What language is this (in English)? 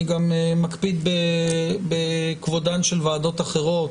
Hebrew